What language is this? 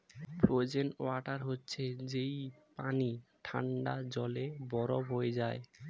Bangla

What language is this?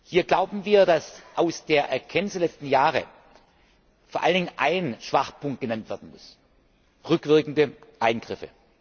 German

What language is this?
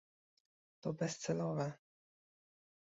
Polish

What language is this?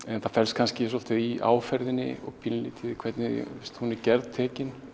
Icelandic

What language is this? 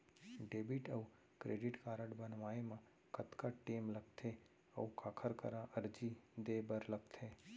Chhattisgarhi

